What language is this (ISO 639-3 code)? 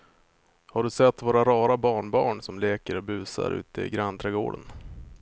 swe